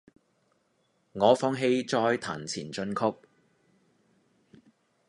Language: Cantonese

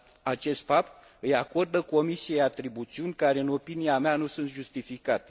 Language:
Romanian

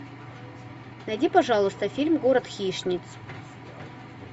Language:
Russian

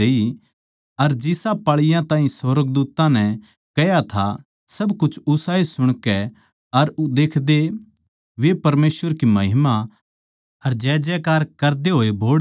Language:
Haryanvi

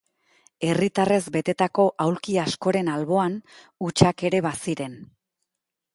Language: Basque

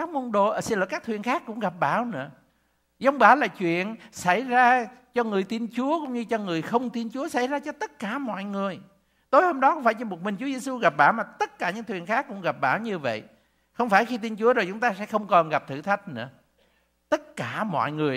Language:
Vietnamese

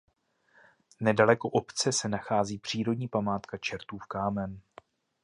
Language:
Czech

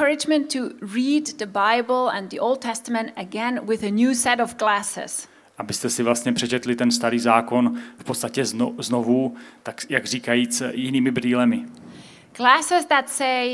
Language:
Czech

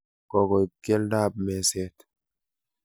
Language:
Kalenjin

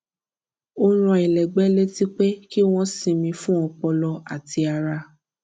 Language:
Yoruba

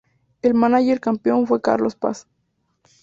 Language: Spanish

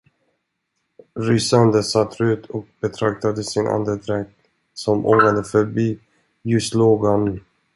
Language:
Swedish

